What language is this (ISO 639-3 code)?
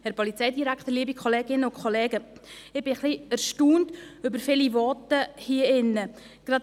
gsw